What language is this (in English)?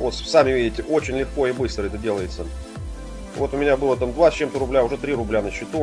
Russian